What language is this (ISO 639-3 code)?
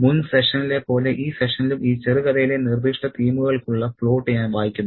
mal